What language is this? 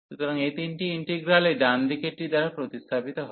Bangla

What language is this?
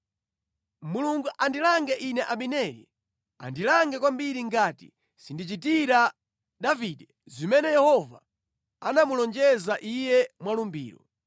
Nyanja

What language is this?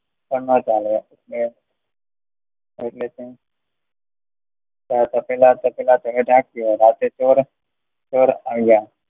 Gujarati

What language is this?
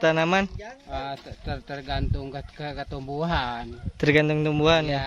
Indonesian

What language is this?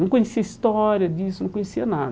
Portuguese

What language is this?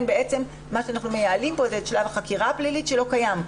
Hebrew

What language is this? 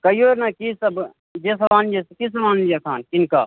Maithili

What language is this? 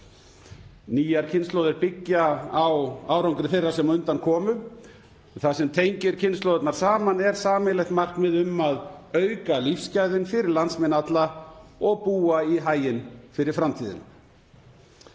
Icelandic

